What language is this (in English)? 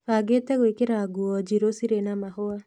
Kikuyu